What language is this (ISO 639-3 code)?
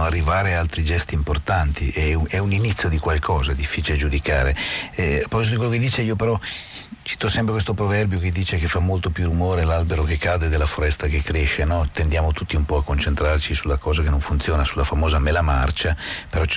ita